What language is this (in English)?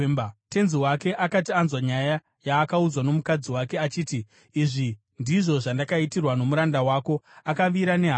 Shona